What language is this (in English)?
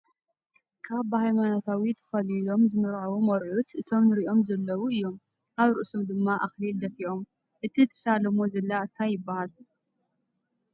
Tigrinya